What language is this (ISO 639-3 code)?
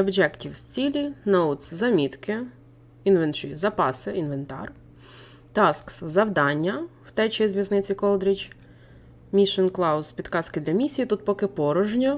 ukr